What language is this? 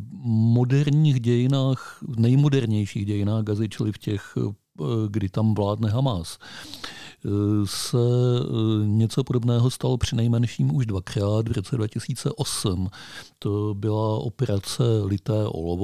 Czech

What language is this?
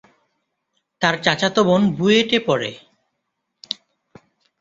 Bangla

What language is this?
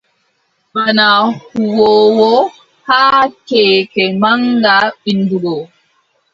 Adamawa Fulfulde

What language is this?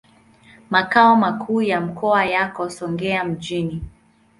Swahili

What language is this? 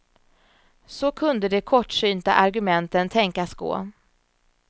Swedish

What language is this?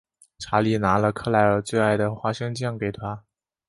Chinese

